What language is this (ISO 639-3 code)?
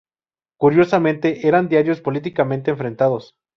spa